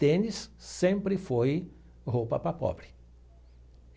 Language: Portuguese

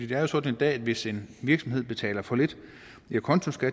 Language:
Danish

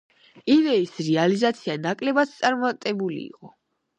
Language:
Georgian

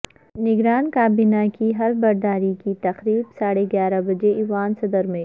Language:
Urdu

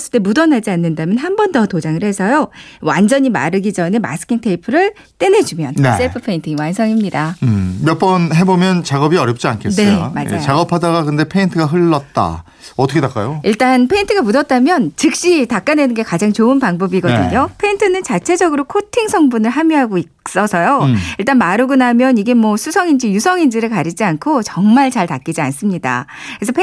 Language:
Korean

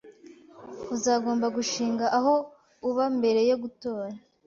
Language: Kinyarwanda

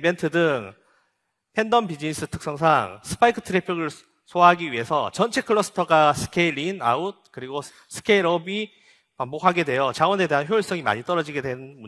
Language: Korean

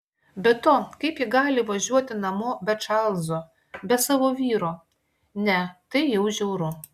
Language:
Lithuanian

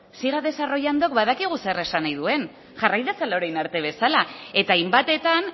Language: Basque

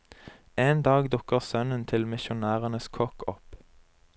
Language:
Norwegian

